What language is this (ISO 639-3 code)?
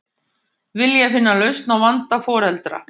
isl